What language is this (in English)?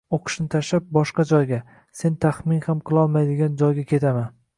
Uzbek